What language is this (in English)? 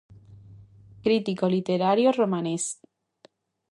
Galician